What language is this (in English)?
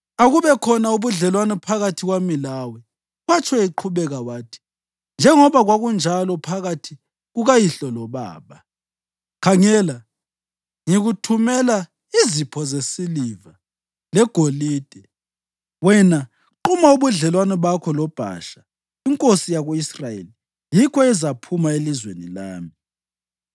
North Ndebele